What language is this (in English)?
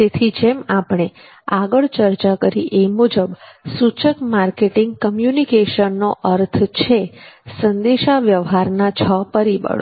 Gujarati